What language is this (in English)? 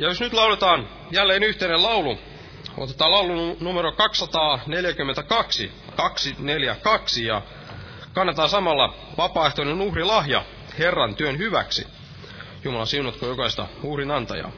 Finnish